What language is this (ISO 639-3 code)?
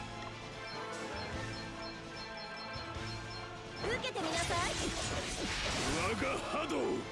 jpn